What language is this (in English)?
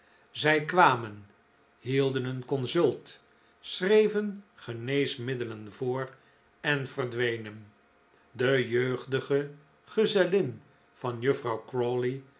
Dutch